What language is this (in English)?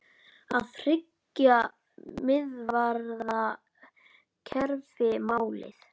Icelandic